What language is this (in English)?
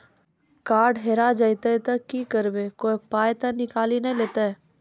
Maithili